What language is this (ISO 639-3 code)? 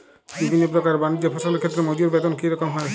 ben